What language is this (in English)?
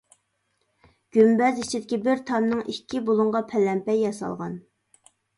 Uyghur